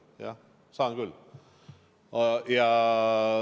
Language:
Estonian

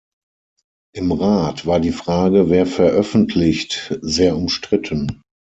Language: German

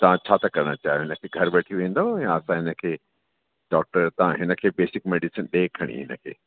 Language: Sindhi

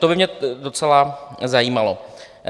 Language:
Czech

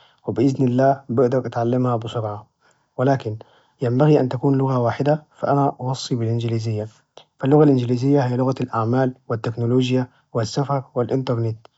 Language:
Najdi Arabic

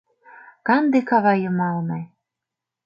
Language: Mari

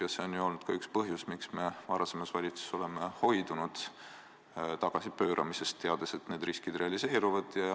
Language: Estonian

